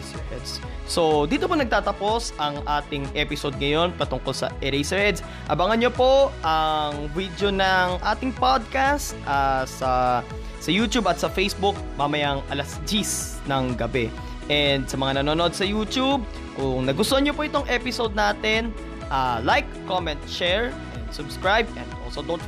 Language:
Filipino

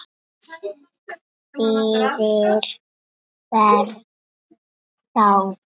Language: Icelandic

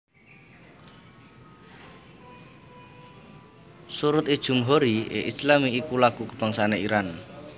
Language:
Javanese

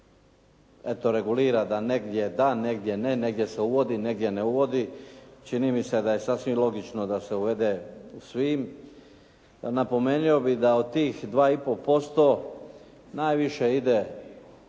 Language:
Croatian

